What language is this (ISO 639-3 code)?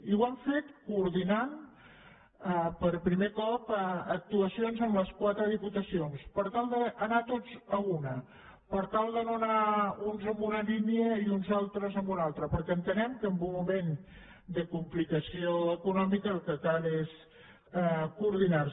cat